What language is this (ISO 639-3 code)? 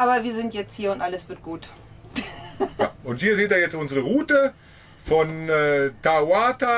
deu